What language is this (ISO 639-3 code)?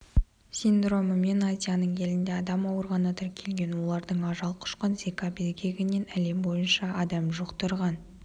kaz